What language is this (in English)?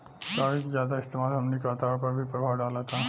Bhojpuri